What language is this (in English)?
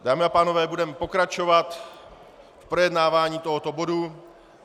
Czech